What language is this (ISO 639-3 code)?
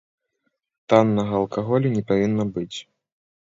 bel